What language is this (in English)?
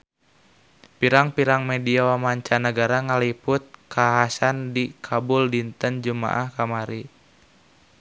Sundanese